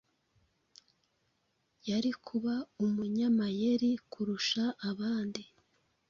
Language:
Kinyarwanda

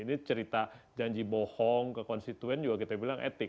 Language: Indonesian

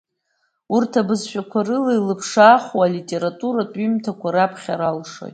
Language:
Abkhazian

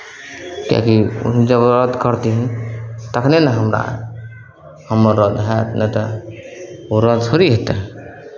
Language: Maithili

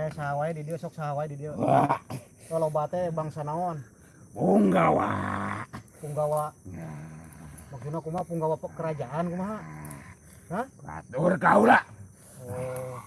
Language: Indonesian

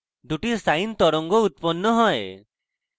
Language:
Bangla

